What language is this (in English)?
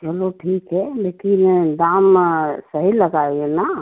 Hindi